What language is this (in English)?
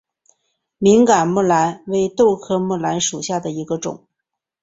Chinese